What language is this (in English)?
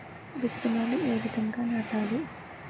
Telugu